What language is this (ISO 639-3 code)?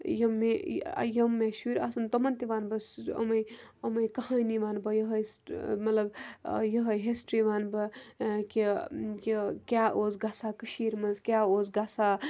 kas